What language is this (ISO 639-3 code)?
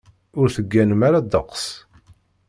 kab